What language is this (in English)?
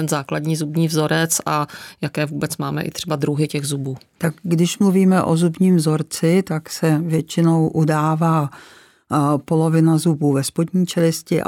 Czech